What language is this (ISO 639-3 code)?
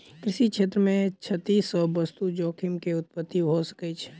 mai